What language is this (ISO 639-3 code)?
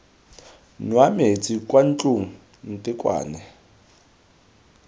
tsn